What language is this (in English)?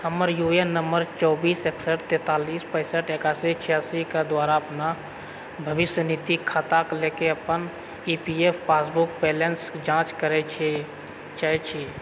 Maithili